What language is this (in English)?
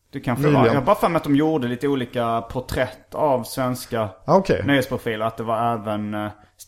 Swedish